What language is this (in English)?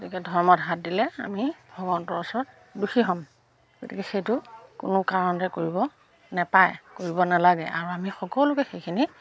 Assamese